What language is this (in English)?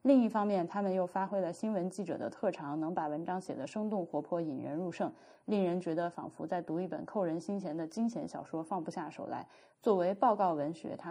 Chinese